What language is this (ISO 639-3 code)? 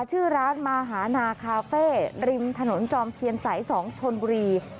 tha